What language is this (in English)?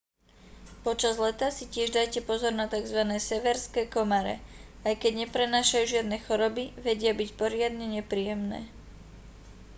Slovak